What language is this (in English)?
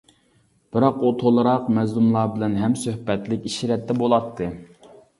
Uyghur